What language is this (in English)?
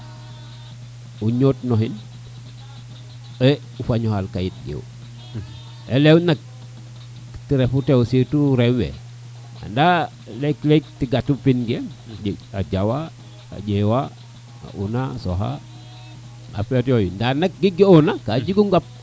Serer